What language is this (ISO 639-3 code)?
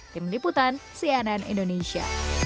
ind